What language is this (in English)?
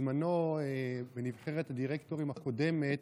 Hebrew